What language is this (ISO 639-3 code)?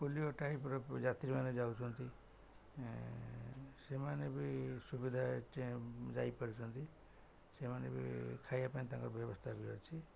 ori